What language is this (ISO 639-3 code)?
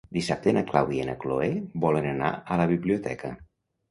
cat